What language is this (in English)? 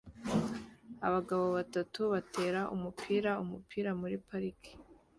Kinyarwanda